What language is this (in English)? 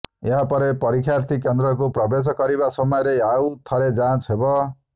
Odia